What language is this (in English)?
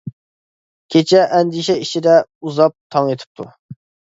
Uyghur